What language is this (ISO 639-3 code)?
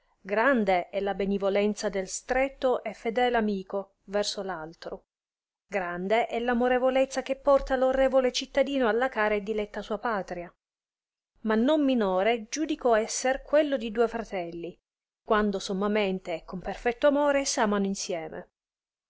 ita